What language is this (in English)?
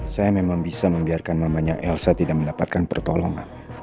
Indonesian